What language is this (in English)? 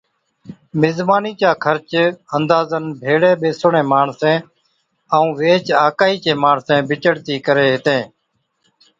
Od